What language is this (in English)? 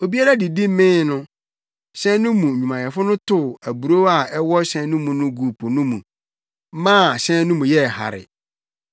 Akan